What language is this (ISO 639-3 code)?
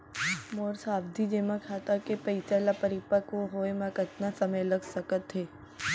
hne